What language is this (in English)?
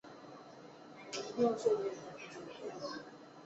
Chinese